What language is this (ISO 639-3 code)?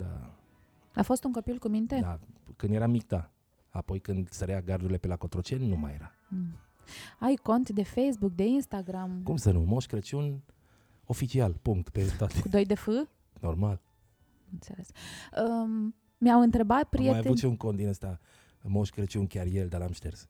ron